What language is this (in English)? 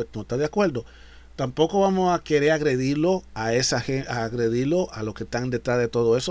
Spanish